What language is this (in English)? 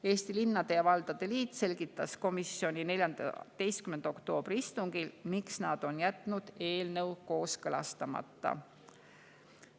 Estonian